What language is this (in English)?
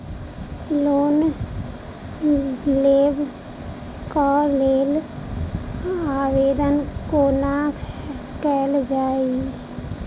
Maithili